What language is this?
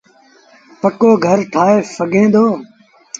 Sindhi Bhil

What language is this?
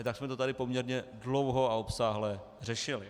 Czech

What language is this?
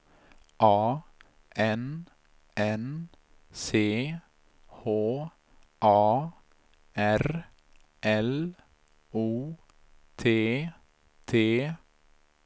Swedish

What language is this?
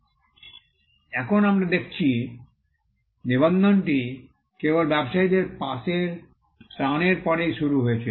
Bangla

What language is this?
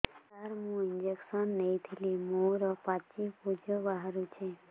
Odia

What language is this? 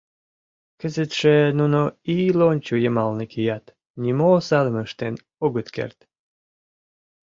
Mari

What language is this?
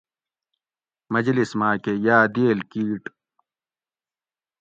Gawri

